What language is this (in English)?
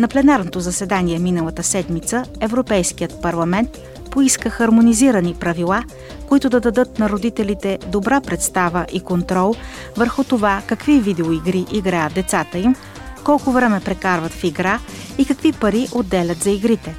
Bulgarian